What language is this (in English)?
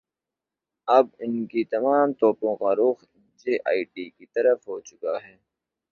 Urdu